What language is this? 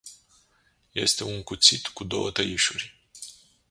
Romanian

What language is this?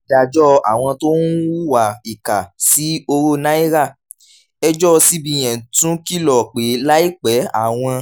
Yoruba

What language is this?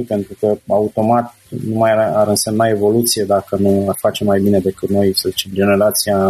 Romanian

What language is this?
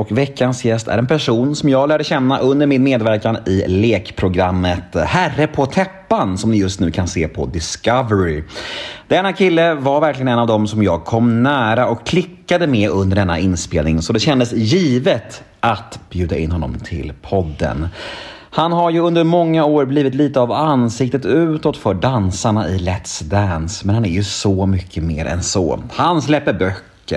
Swedish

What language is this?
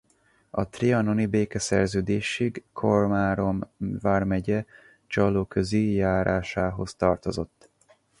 Hungarian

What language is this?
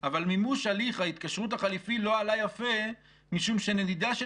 Hebrew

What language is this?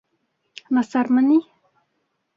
Bashkir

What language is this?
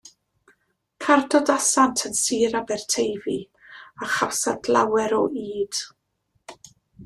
Welsh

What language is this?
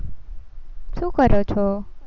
Gujarati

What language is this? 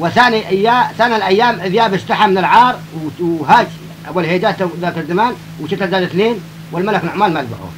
Arabic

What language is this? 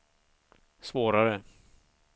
Swedish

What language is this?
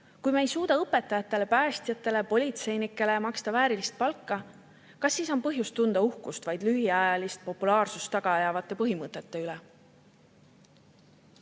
Estonian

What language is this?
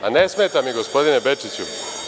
Serbian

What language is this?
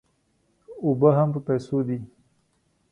Pashto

